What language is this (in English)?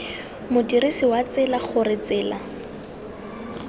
Tswana